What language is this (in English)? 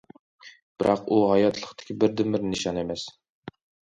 Uyghur